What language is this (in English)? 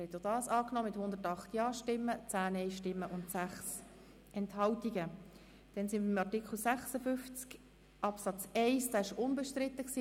Swiss German